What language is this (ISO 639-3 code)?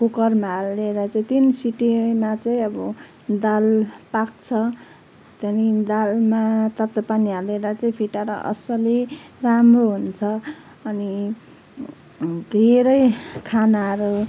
nep